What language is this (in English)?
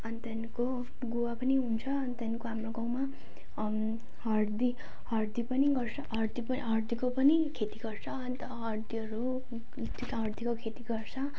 Nepali